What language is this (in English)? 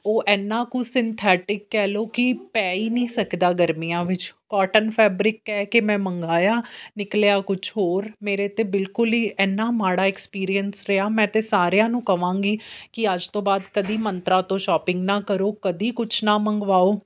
Punjabi